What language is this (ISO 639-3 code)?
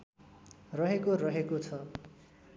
nep